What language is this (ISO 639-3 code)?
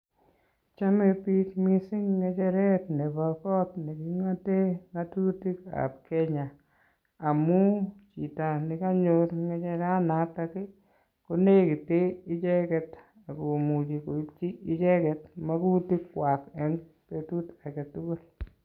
kln